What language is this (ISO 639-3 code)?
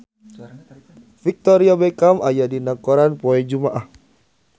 sun